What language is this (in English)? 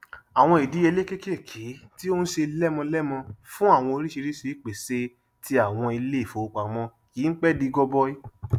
Yoruba